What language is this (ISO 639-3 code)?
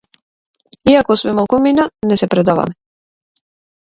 mkd